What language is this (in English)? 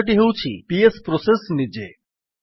Odia